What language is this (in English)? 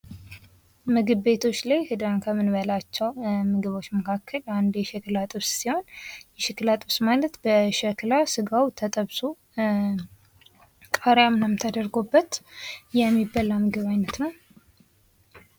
Amharic